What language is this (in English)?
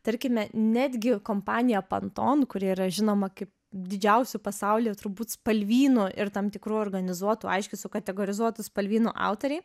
Lithuanian